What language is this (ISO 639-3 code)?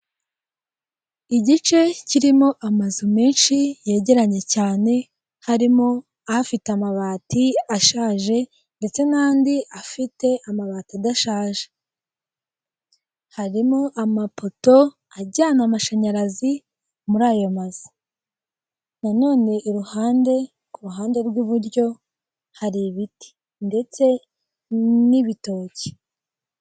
kin